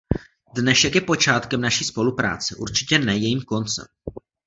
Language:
Czech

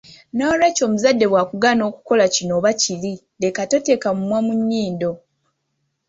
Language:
Ganda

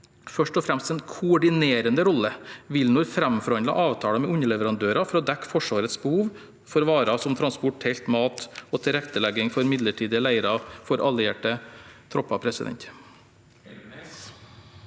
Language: Norwegian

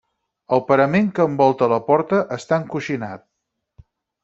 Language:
Catalan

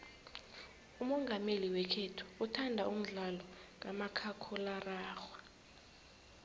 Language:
South Ndebele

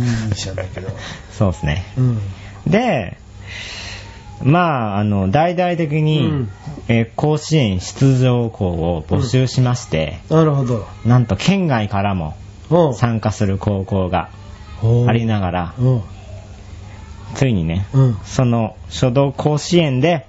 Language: Japanese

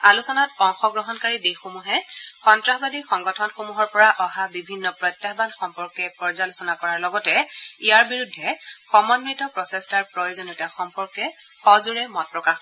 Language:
Assamese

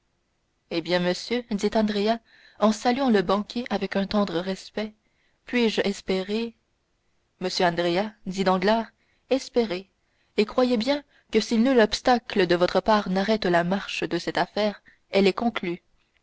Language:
French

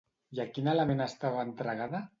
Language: Catalan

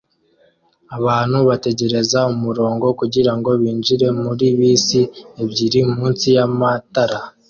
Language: Kinyarwanda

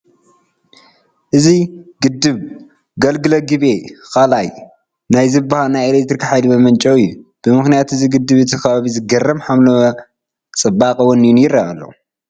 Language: Tigrinya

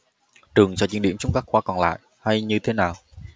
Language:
Vietnamese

